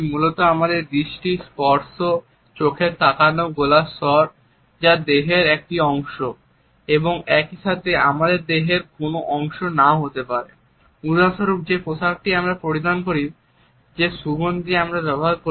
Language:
Bangla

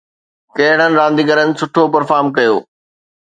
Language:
Sindhi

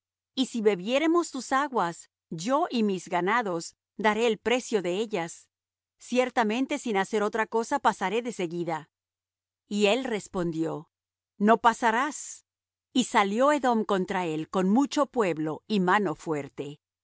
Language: Spanish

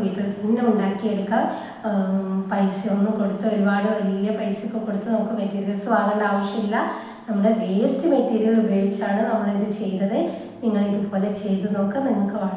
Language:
Malayalam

